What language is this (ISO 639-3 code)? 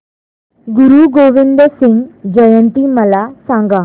mar